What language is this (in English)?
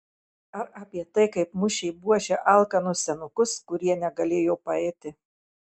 Lithuanian